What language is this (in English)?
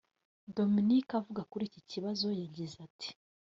Kinyarwanda